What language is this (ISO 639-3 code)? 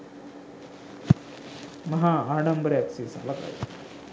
sin